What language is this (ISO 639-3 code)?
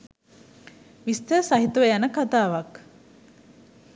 sin